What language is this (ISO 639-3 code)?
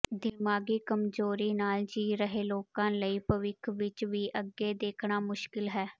pan